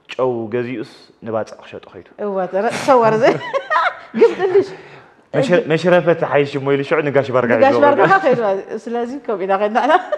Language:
Arabic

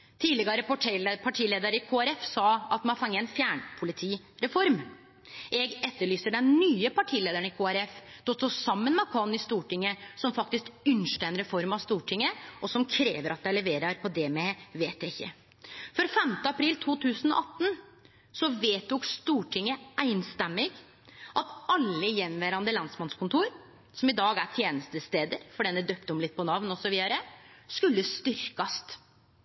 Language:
Norwegian Nynorsk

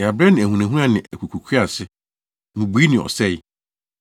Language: Akan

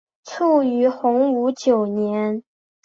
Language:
Chinese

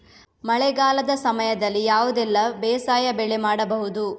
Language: Kannada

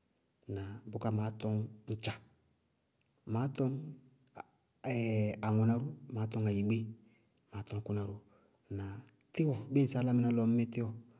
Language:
Bago-Kusuntu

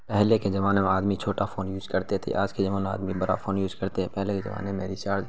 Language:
Urdu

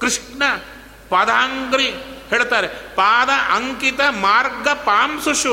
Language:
Kannada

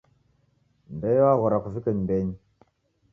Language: Taita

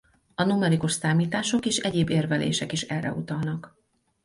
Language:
Hungarian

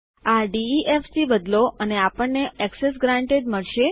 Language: Gujarati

